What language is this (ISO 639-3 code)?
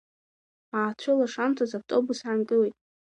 abk